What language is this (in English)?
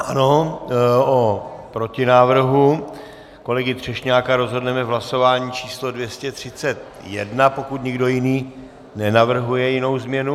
Czech